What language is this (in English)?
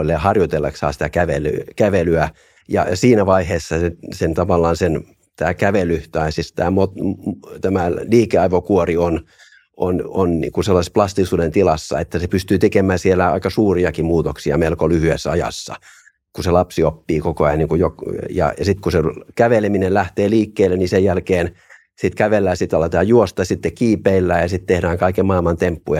Finnish